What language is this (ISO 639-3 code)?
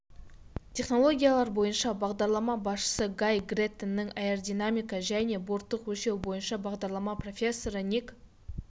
kaz